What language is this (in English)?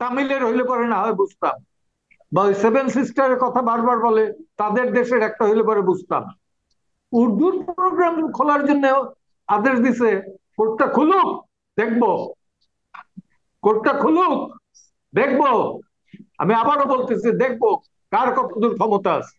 Bangla